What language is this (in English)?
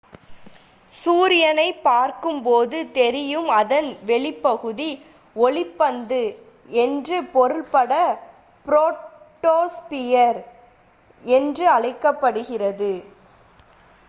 Tamil